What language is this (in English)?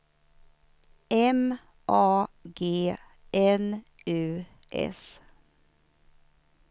Swedish